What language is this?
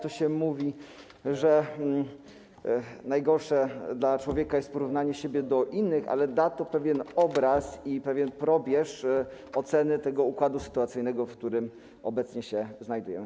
Polish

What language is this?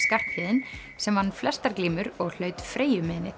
Icelandic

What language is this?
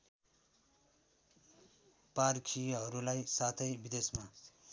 Nepali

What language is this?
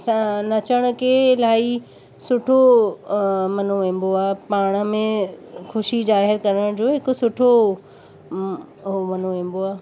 Sindhi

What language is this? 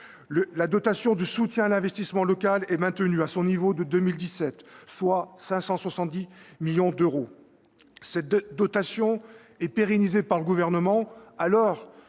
French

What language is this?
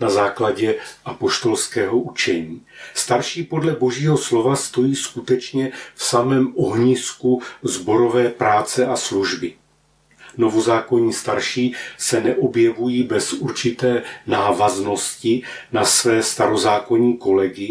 Czech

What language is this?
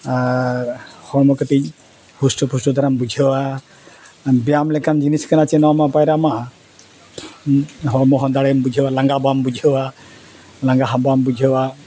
Santali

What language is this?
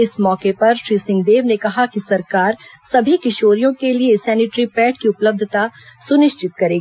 Hindi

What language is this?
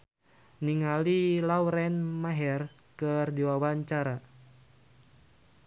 Sundanese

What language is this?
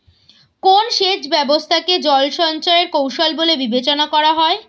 Bangla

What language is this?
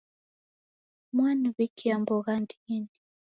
Taita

